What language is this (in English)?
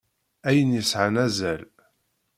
Kabyle